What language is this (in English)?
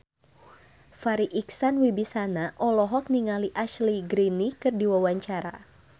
Sundanese